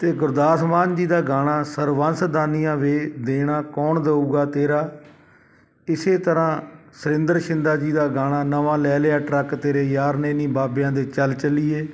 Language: Punjabi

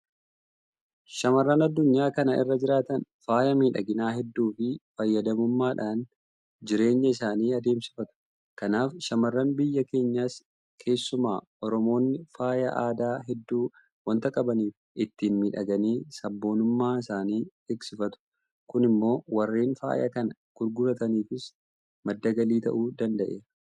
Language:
Oromo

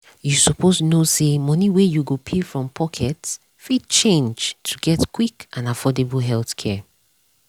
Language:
Nigerian Pidgin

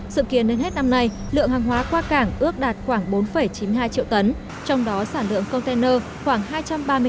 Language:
Vietnamese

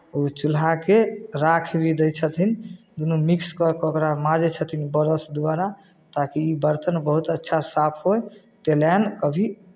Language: Maithili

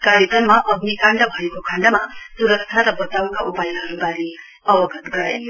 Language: Nepali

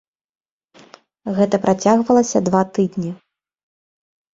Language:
Belarusian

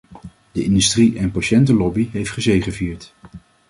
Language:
Dutch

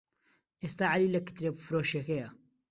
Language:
Central Kurdish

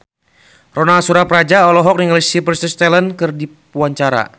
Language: Sundanese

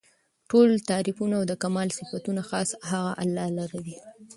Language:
Pashto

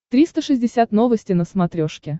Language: Russian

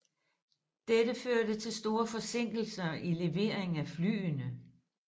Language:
Danish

